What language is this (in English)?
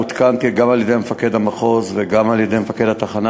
Hebrew